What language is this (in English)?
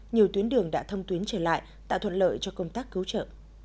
Vietnamese